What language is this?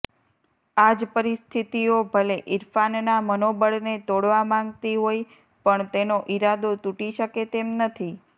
Gujarati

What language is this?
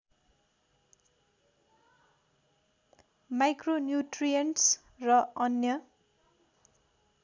Nepali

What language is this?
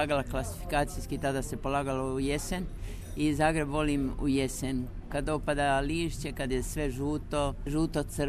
Croatian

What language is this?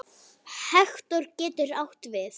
Icelandic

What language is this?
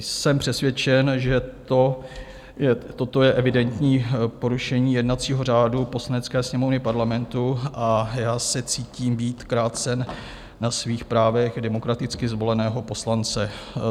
Czech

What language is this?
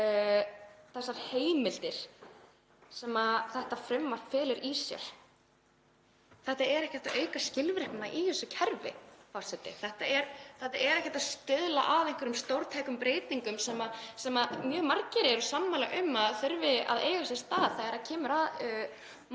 Icelandic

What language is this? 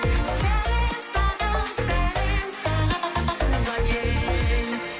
Kazakh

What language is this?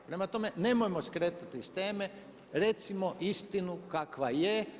Croatian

